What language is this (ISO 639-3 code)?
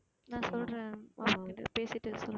tam